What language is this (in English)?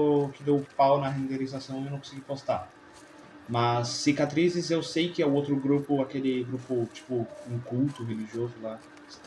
Portuguese